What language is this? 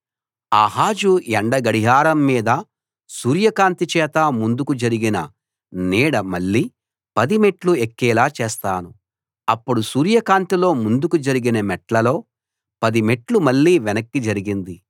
Telugu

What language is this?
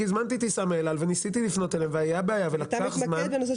Hebrew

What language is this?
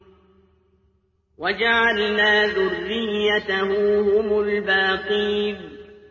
Arabic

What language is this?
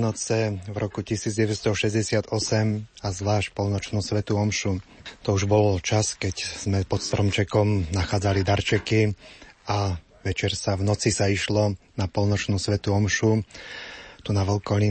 Slovak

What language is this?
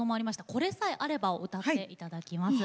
Japanese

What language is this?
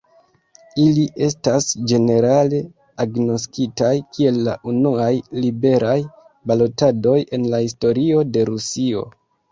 Esperanto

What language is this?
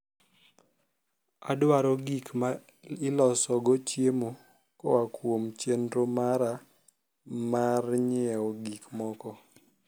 Luo (Kenya and Tanzania)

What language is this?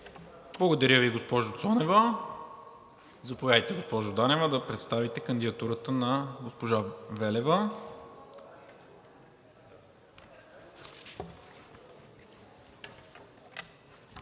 Bulgarian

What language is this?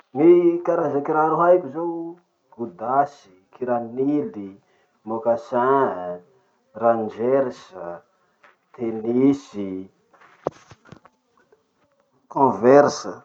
Masikoro Malagasy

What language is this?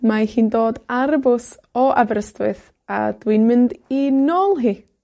Welsh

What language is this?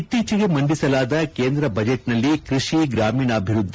Kannada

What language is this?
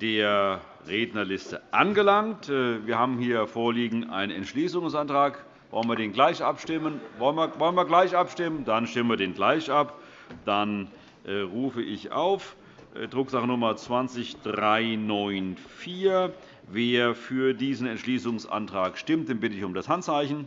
German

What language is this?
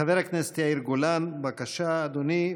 Hebrew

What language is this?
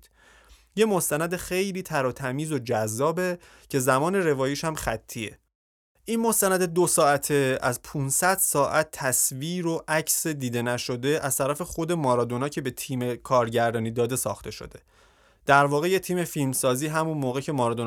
Persian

